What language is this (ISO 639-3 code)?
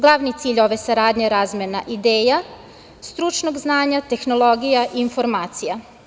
srp